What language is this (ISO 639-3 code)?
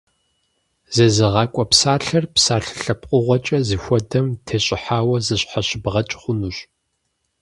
kbd